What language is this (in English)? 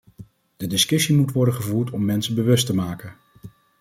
Dutch